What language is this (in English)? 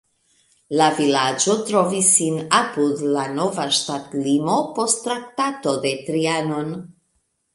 Esperanto